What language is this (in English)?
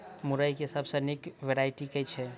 Maithili